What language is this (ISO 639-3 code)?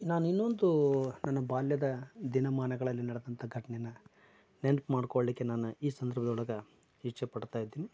kan